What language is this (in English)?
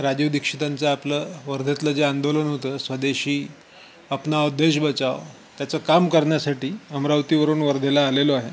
Marathi